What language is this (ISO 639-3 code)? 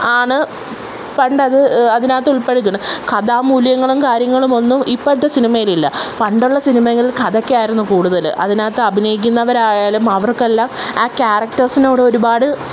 mal